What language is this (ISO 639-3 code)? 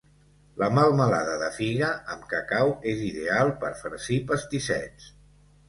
cat